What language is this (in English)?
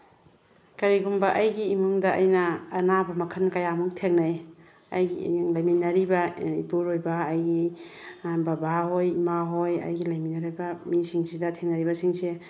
Manipuri